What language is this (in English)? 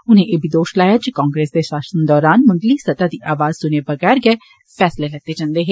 Dogri